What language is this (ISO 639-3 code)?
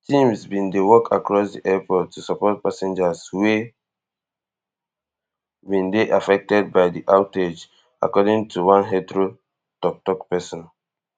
pcm